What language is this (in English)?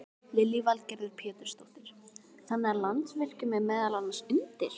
Icelandic